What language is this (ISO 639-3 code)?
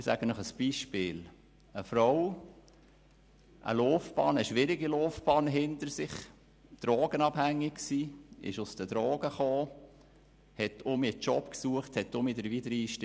gsw